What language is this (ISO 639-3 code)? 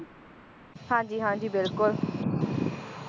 pan